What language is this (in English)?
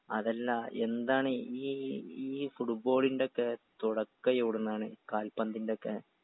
Malayalam